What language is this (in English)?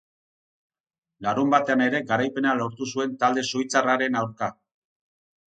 Basque